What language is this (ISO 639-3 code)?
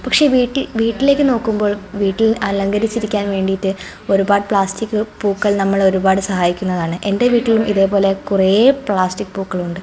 mal